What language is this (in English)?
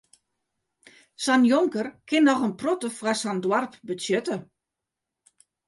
Western Frisian